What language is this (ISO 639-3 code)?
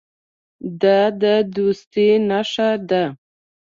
pus